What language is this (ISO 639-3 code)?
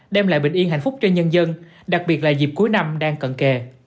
vie